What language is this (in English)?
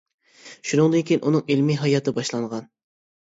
Uyghur